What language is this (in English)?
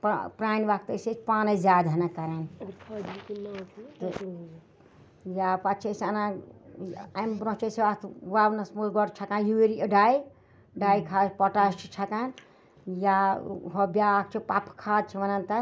Kashmiri